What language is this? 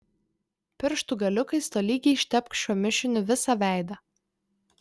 Lithuanian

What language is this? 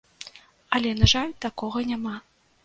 Belarusian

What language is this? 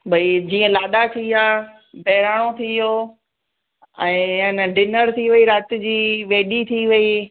Sindhi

